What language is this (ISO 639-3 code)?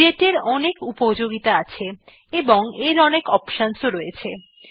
ben